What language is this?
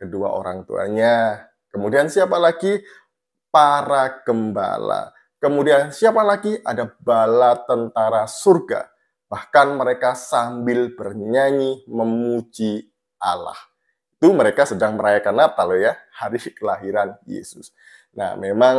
Indonesian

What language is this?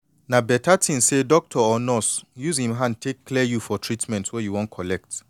Nigerian Pidgin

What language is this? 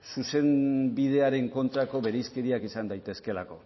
Basque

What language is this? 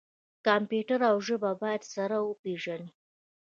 Pashto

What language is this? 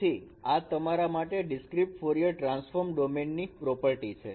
Gujarati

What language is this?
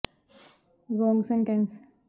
Punjabi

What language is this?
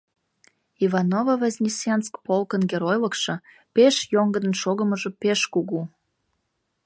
Mari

